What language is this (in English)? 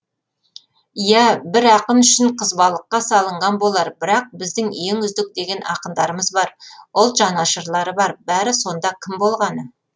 Kazakh